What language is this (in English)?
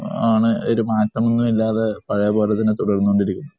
Malayalam